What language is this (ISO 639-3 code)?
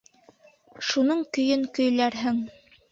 bak